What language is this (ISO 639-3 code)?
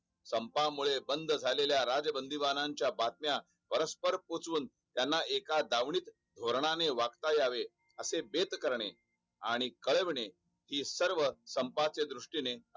mar